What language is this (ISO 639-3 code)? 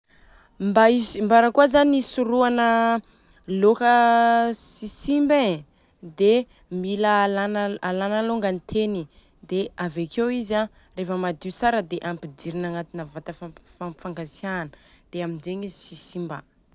bzc